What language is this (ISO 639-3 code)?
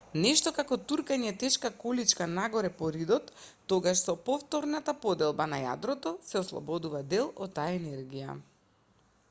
mkd